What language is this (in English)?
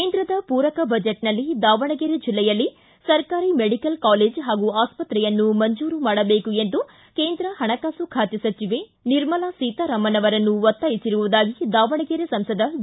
Kannada